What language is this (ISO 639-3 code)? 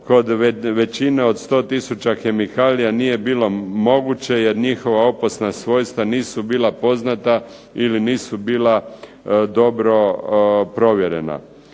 hrv